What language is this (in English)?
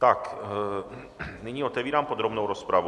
Czech